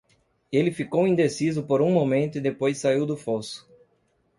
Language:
Portuguese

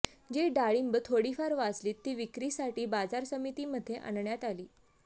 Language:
Marathi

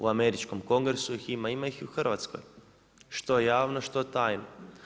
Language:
Croatian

